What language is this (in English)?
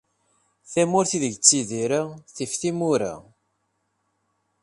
Kabyle